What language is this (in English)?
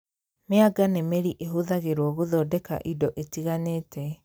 Kikuyu